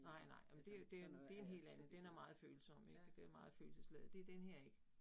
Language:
Danish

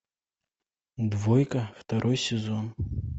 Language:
Russian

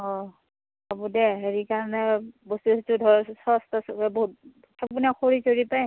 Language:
Assamese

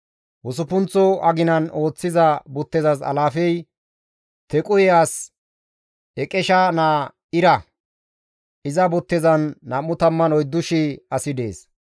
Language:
Gamo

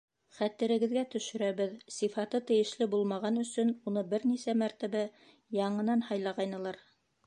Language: Bashkir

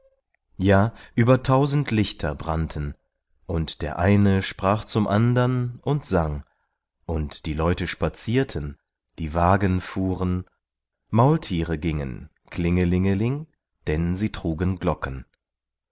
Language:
German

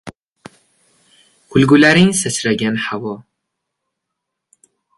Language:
Uzbek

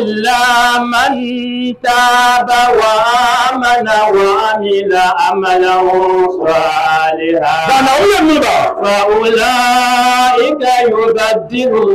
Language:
Arabic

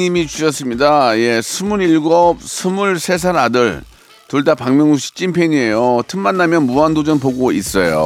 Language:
Korean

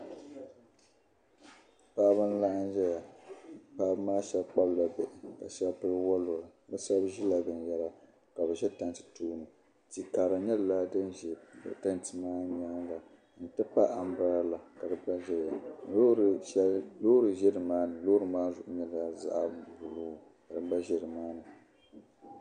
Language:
Dagbani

